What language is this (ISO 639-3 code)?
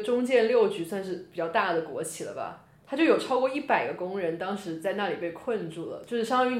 zho